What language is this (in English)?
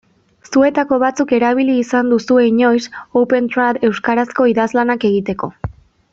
Basque